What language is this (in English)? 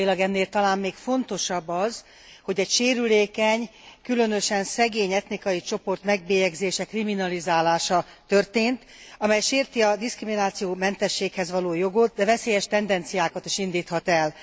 Hungarian